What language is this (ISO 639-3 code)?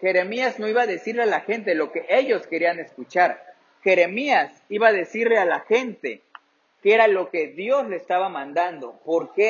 spa